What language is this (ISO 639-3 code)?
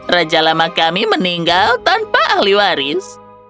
ind